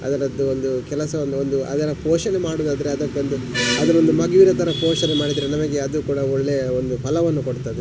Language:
Kannada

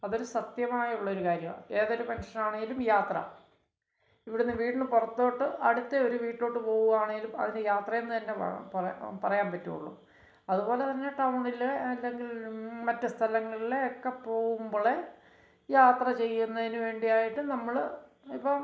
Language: Malayalam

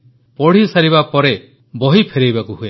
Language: Odia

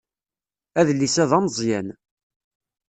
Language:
Kabyle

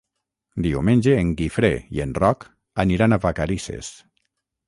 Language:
Catalan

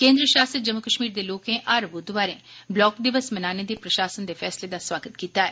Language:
Dogri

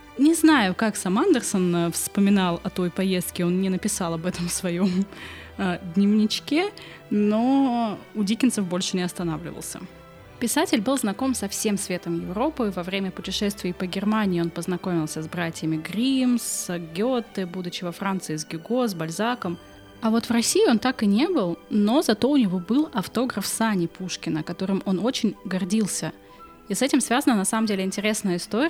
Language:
Russian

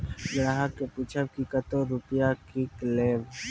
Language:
Maithili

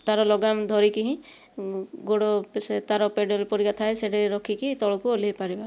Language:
Odia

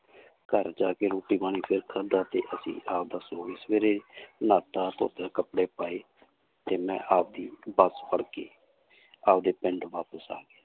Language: Punjabi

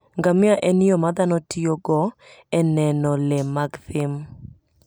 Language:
Luo (Kenya and Tanzania)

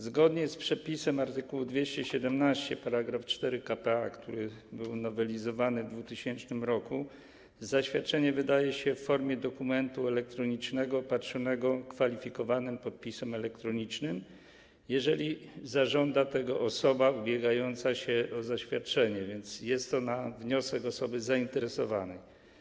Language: Polish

